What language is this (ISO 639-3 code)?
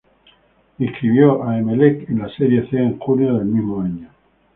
spa